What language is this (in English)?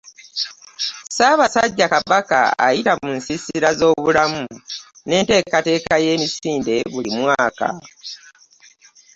Ganda